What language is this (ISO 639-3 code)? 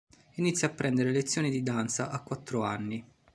ita